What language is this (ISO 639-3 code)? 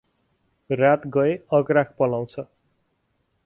nep